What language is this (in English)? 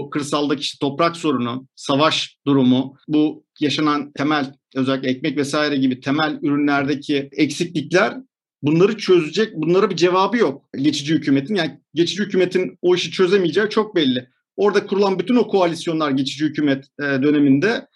Turkish